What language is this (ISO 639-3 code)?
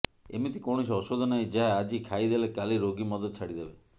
ori